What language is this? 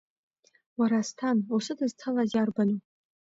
Abkhazian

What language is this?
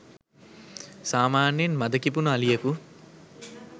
Sinhala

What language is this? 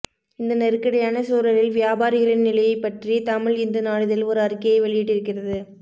Tamil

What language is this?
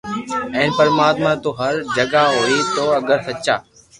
Loarki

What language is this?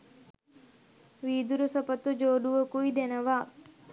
Sinhala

